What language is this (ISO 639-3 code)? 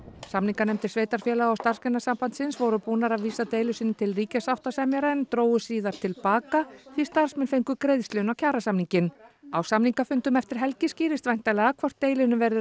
isl